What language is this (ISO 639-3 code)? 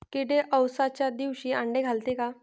mar